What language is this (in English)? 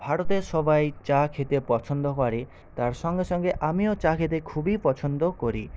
Bangla